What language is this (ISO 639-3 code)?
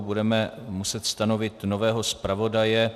ces